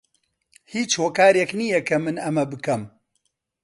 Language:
Central Kurdish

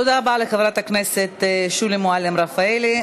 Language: Hebrew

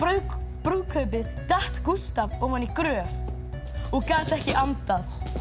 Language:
Icelandic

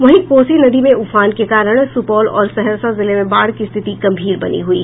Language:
Hindi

